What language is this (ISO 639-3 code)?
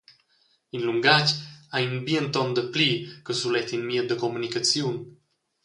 roh